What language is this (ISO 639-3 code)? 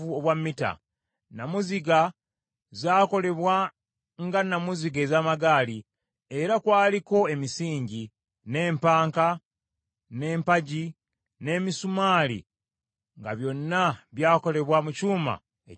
lug